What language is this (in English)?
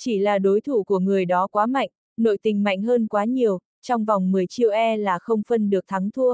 Vietnamese